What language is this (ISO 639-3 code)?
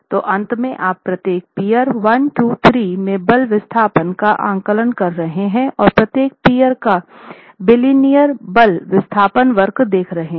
hin